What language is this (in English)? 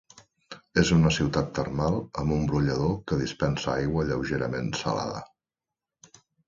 Catalan